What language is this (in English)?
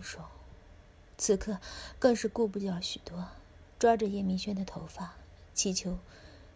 Chinese